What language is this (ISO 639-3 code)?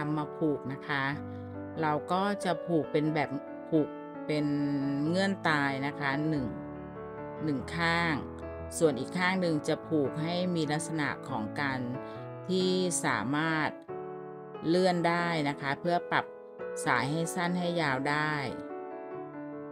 tha